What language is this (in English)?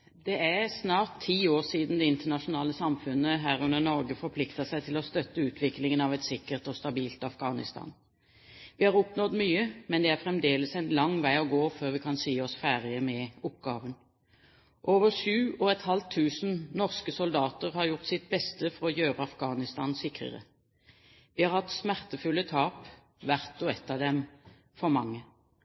Norwegian Bokmål